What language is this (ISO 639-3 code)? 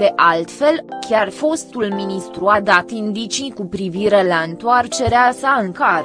ron